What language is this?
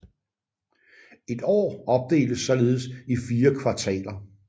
Danish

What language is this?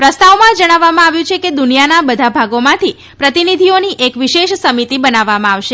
Gujarati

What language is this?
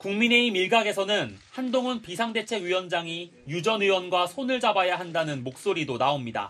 Korean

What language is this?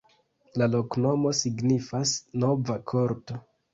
Esperanto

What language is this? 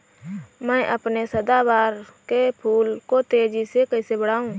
Hindi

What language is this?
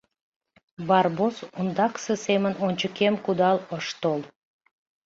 Mari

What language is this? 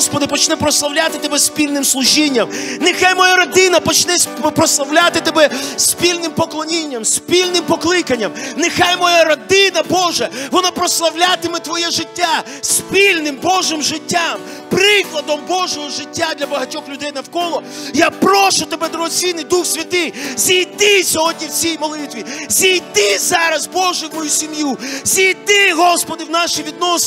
Ukrainian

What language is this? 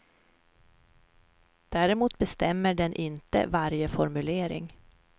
Swedish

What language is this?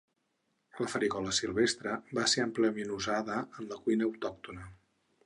Catalan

